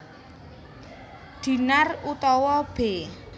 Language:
Javanese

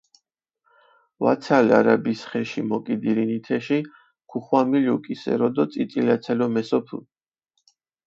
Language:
Mingrelian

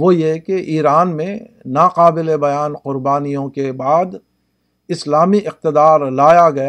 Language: Urdu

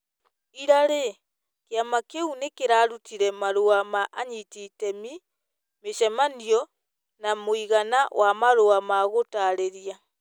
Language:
Kikuyu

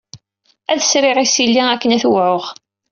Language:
Kabyle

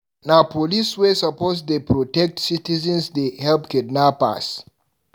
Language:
Nigerian Pidgin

